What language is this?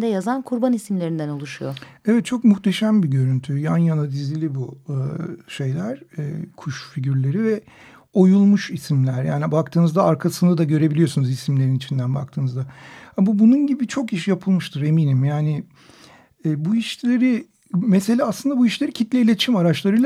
Turkish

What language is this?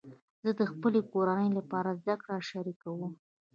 Pashto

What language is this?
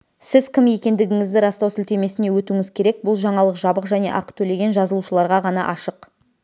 Kazakh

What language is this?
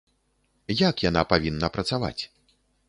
Belarusian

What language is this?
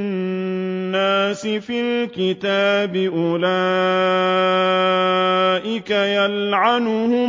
Arabic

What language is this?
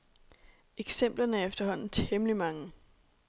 Danish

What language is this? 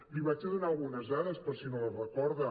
Catalan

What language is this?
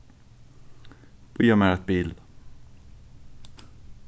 Faroese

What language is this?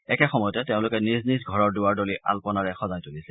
Assamese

